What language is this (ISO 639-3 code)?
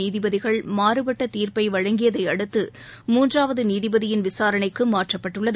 tam